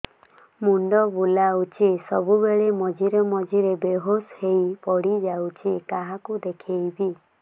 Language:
Odia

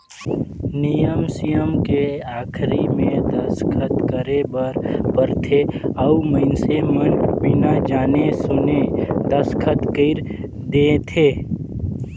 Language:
Chhattisgarhi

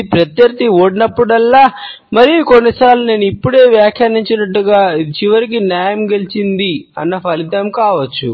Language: Telugu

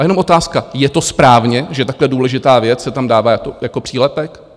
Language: Czech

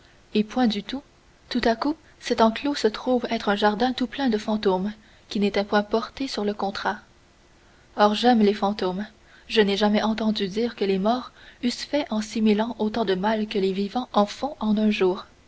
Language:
French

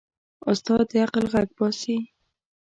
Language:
Pashto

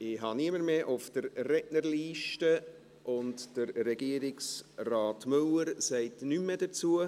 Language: Swiss German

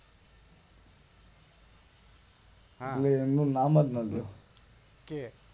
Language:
Gujarati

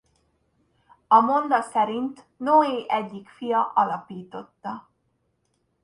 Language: Hungarian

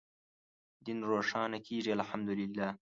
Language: Pashto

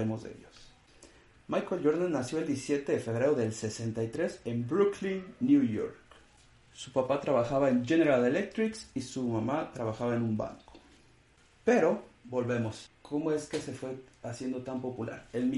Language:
Spanish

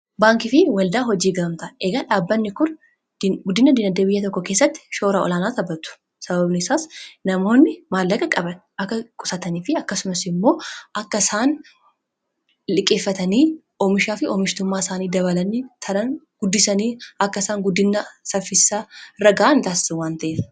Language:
Oromo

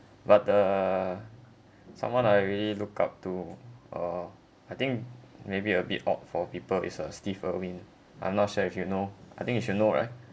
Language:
English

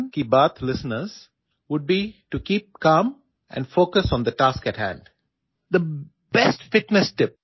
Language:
Malayalam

